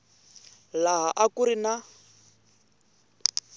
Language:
Tsonga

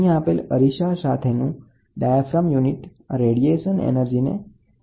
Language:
Gujarati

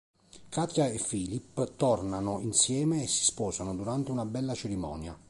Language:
Italian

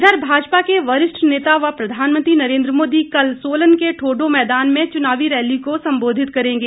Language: Hindi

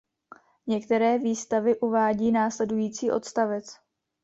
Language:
Czech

